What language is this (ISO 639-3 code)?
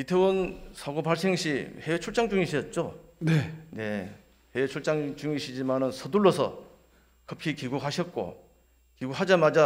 kor